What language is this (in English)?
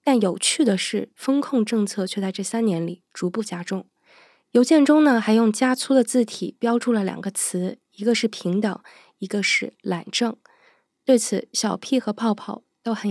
Chinese